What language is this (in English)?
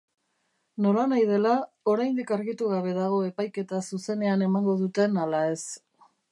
Basque